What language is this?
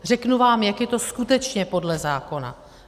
Czech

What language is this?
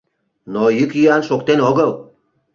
Mari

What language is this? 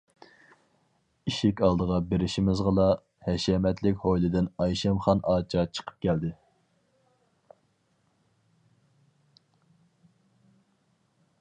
Uyghur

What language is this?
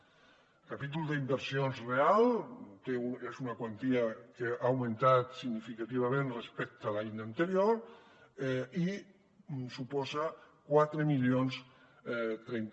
Catalan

